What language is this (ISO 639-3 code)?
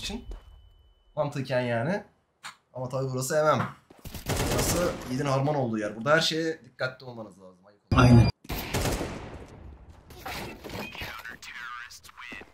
tur